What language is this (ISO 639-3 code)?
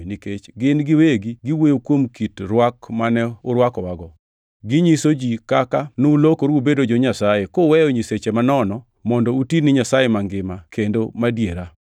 luo